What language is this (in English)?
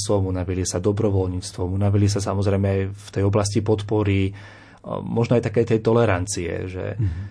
Slovak